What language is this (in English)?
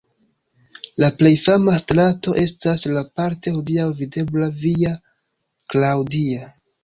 Esperanto